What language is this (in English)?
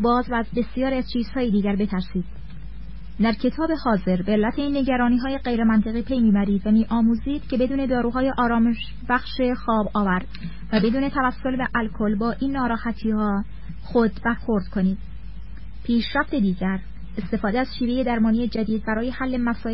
Persian